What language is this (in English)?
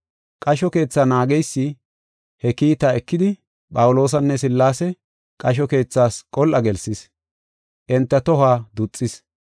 Gofa